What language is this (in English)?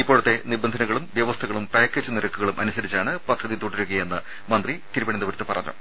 Malayalam